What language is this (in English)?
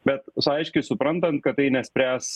Lithuanian